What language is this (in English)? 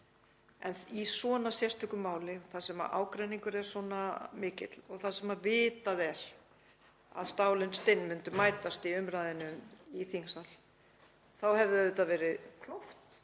Icelandic